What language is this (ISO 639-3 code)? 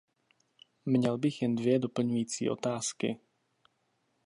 ces